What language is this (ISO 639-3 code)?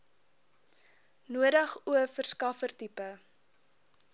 afr